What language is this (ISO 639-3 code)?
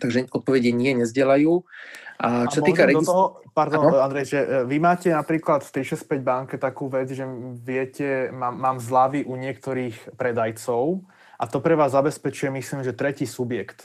slk